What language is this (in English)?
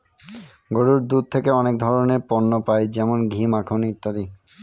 Bangla